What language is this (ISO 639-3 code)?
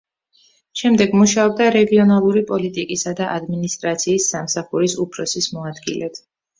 kat